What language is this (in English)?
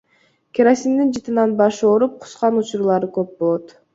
Kyrgyz